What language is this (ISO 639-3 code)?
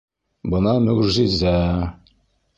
bak